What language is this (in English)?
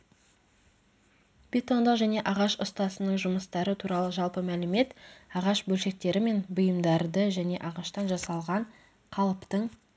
Kazakh